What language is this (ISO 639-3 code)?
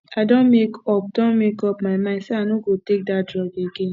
pcm